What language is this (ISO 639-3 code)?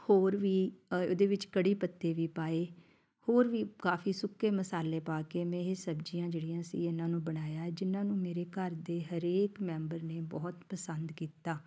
pan